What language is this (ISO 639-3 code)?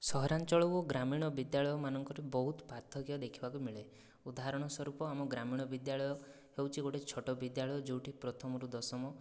ori